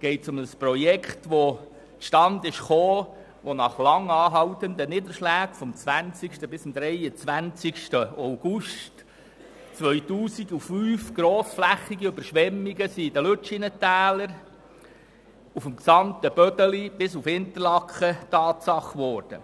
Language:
Swiss German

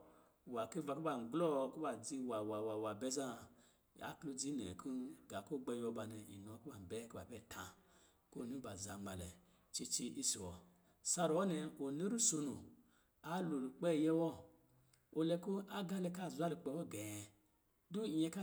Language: Lijili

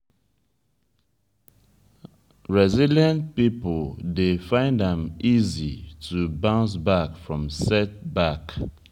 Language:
Nigerian Pidgin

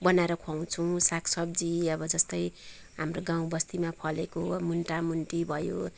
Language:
Nepali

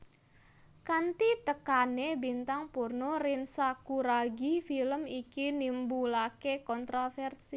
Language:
Javanese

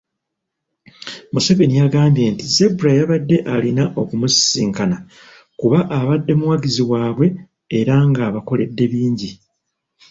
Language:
Ganda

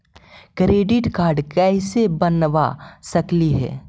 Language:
Magahi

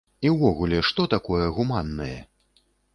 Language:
Belarusian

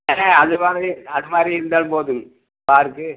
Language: Tamil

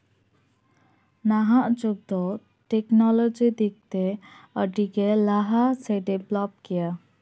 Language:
Santali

